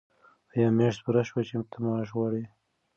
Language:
Pashto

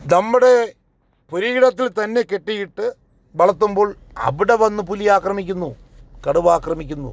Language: Malayalam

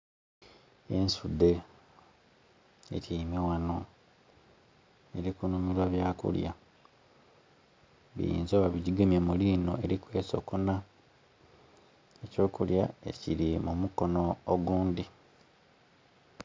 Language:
Soga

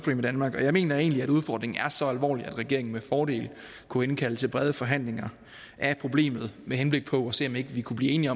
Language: Danish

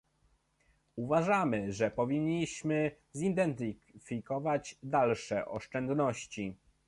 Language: Polish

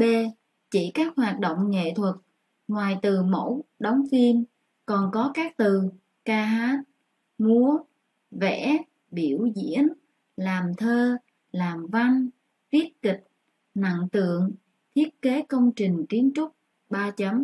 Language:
Vietnamese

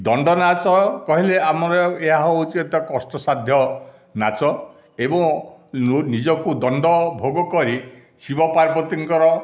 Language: Odia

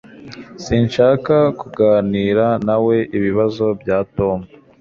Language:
Kinyarwanda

